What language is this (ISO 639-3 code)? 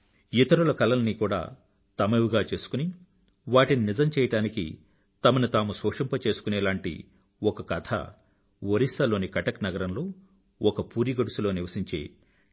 tel